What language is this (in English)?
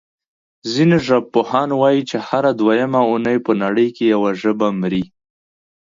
Pashto